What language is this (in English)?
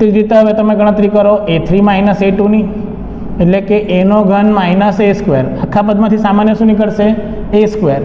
Hindi